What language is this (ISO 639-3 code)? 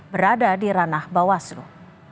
ind